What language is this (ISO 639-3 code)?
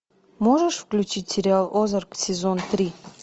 rus